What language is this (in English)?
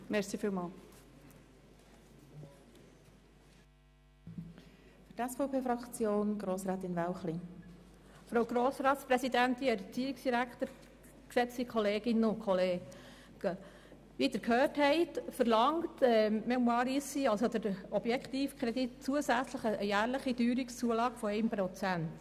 Swiss German